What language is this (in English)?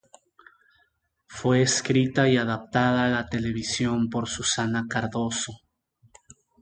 Spanish